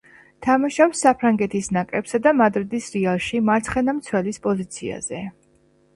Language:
Georgian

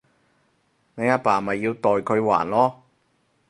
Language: Cantonese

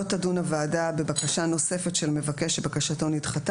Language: Hebrew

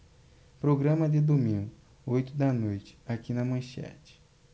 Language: Portuguese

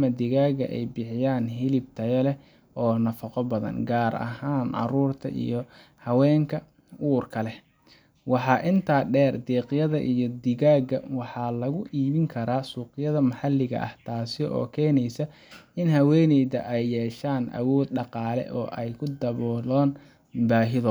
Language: Somali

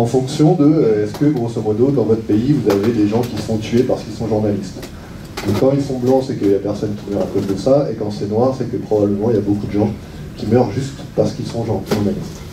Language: French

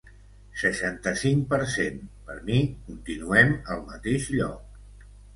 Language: Catalan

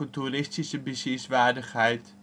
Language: Dutch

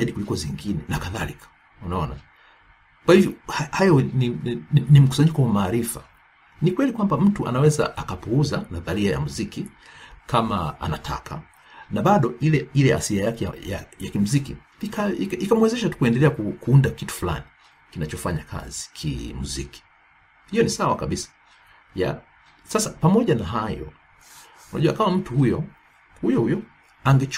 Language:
Swahili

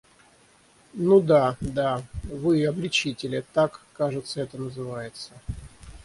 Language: Russian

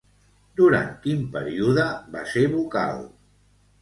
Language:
Catalan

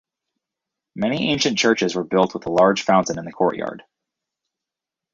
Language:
English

